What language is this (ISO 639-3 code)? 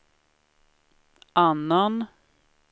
swe